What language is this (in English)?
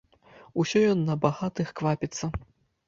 Belarusian